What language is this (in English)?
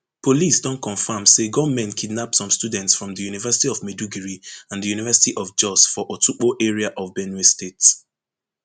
Nigerian Pidgin